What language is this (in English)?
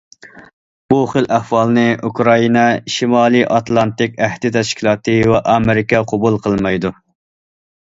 Uyghur